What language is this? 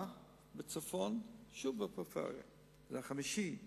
Hebrew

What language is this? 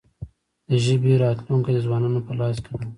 Pashto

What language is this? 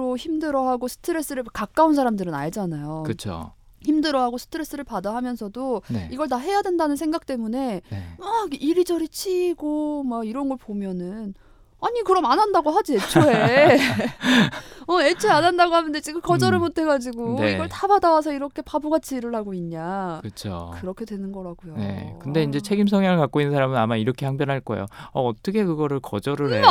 Korean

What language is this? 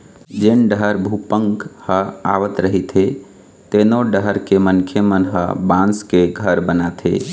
Chhattisgarhi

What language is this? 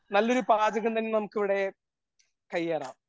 Malayalam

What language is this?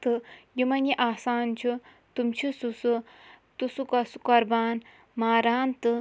Kashmiri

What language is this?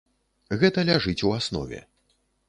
Belarusian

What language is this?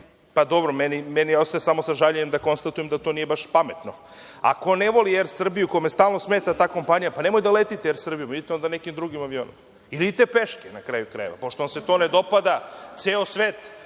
Serbian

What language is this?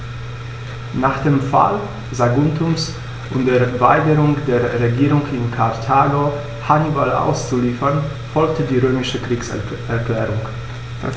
German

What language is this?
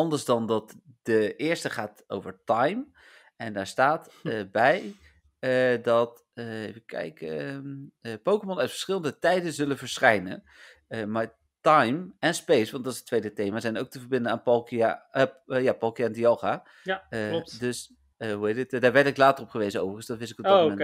Dutch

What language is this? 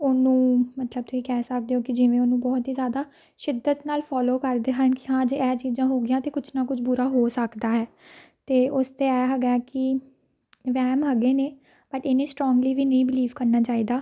Punjabi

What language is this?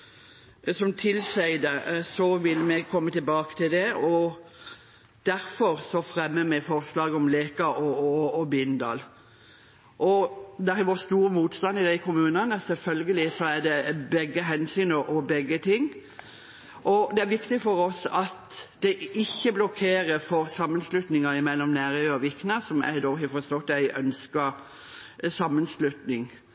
Norwegian Bokmål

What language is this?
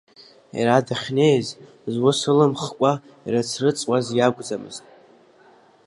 Abkhazian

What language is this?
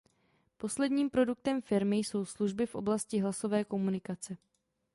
Czech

